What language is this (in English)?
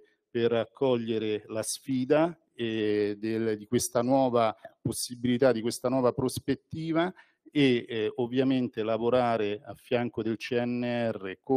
Italian